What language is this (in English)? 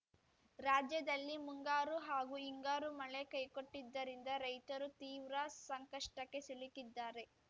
Kannada